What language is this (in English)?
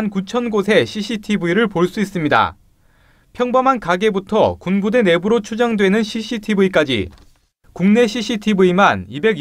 Korean